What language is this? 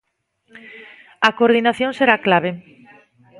Galician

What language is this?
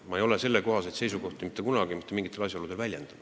Estonian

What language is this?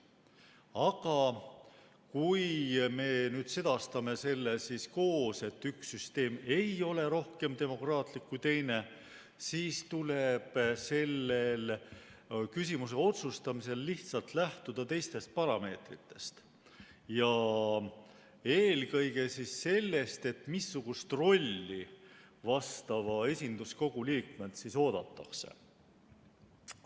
Estonian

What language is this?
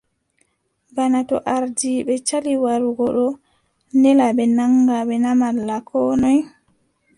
Adamawa Fulfulde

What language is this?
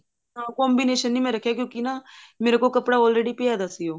Punjabi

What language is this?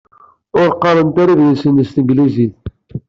Kabyle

